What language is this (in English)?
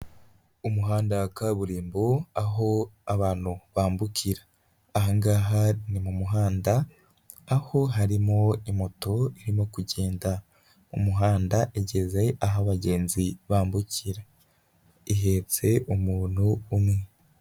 Kinyarwanda